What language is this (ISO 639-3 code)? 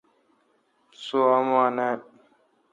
xka